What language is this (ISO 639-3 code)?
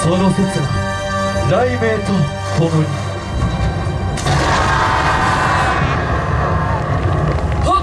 jpn